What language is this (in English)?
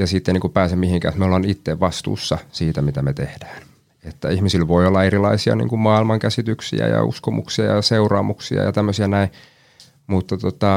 Finnish